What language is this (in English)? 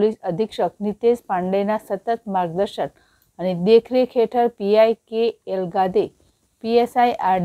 Hindi